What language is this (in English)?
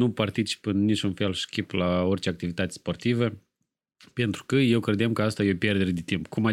Romanian